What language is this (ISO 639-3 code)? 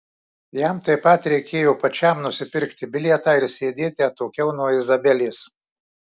lit